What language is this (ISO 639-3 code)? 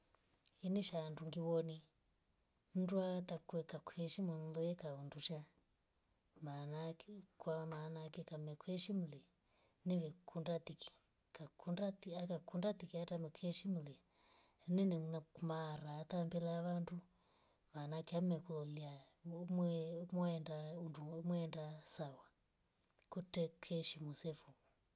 rof